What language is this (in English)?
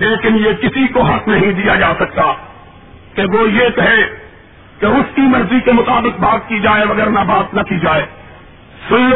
Urdu